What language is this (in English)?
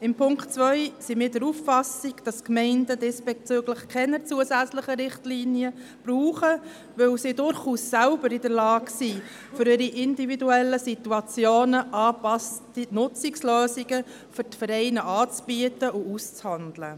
Swiss German